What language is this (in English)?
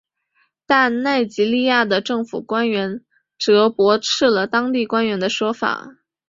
Chinese